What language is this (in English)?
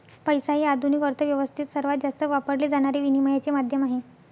Marathi